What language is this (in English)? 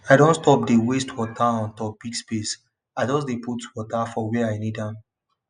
Nigerian Pidgin